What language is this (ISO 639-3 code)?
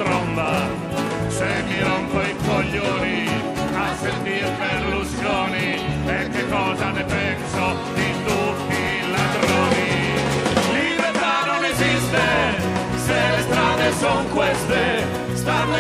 ita